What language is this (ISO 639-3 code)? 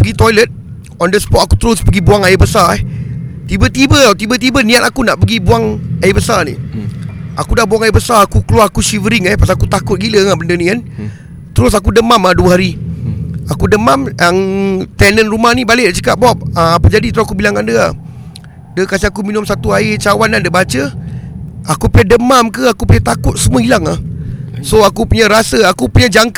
msa